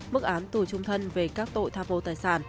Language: Vietnamese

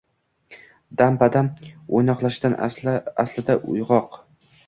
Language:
Uzbek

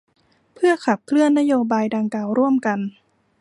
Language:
Thai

